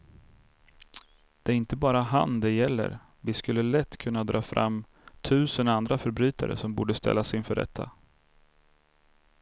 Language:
Swedish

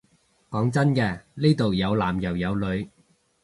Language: Cantonese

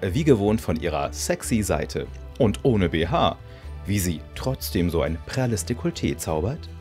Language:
German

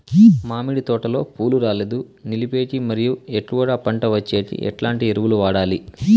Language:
Telugu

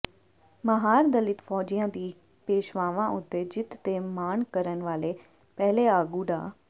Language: Punjabi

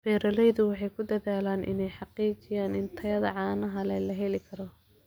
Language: Somali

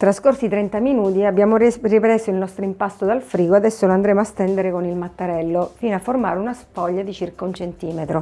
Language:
Italian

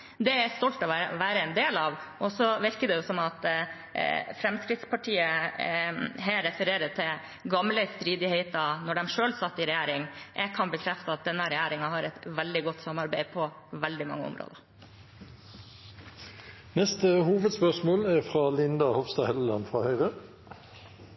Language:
Norwegian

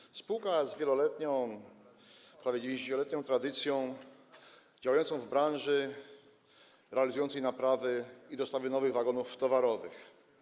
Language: Polish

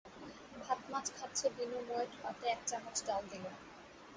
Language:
Bangla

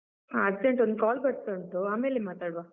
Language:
Kannada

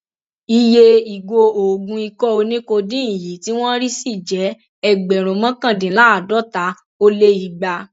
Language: Yoruba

